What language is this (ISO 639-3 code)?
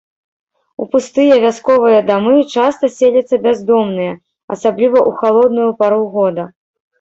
bel